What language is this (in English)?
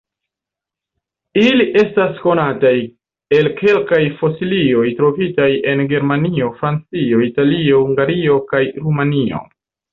Esperanto